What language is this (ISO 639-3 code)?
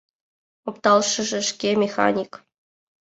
chm